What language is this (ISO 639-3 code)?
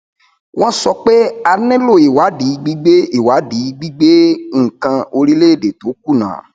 yor